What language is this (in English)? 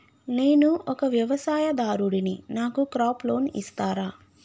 Telugu